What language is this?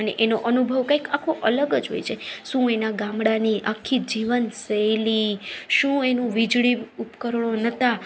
Gujarati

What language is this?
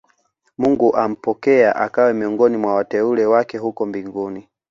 Swahili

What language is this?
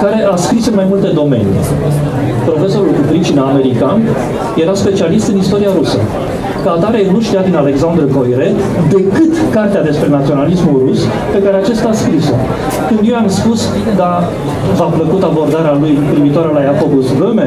Romanian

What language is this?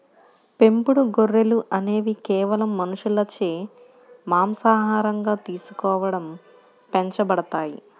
Telugu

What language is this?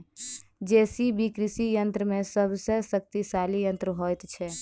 Maithili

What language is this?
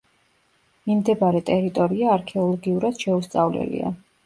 Georgian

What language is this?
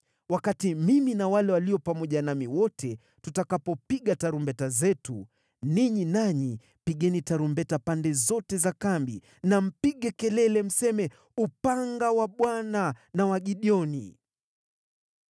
Swahili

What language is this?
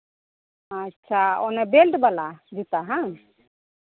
Santali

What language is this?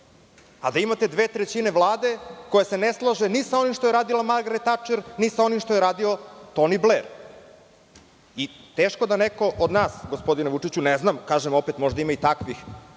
Serbian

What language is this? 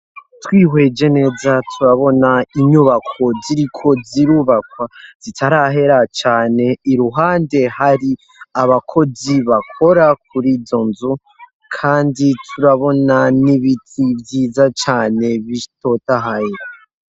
Rundi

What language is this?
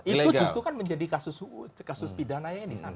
Indonesian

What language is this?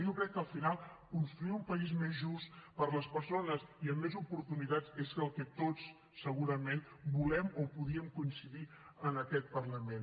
Catalan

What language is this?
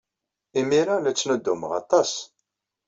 Kabyle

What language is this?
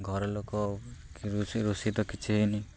Odia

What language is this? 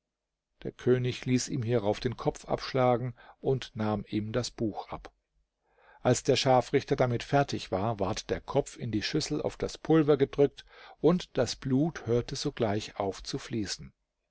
German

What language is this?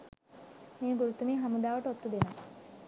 Sinhala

